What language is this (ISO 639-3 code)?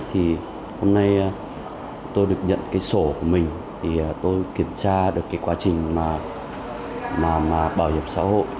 vie